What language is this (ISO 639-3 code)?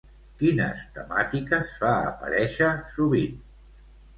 cat